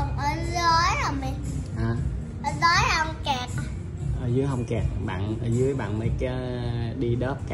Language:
Vietnamese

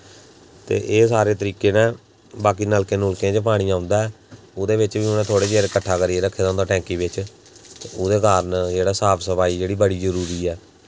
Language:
Dogri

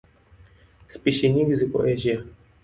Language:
Swahili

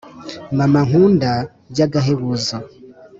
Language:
Kinyarwanda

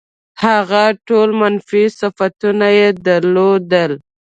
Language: Pashto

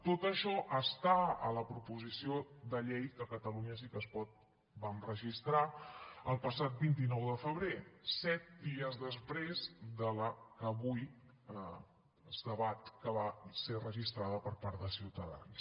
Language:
Catalan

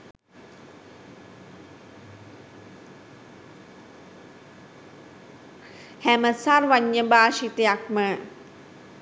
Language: Sinhala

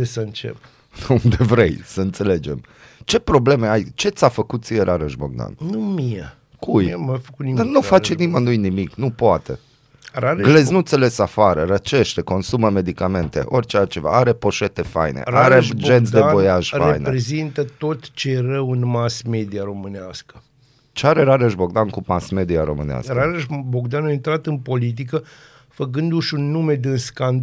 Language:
Romanian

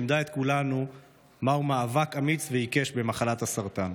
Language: Hebrew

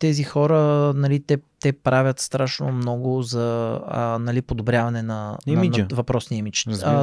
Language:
Bulgarian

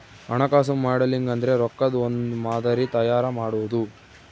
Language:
Kannada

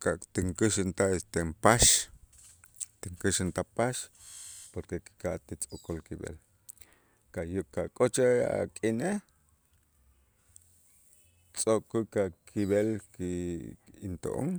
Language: Itzá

